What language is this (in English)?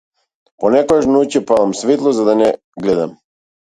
Macedonian